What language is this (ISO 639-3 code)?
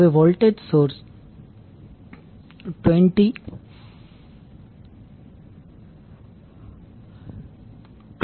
guj